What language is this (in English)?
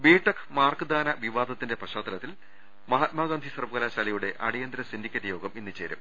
Malayalam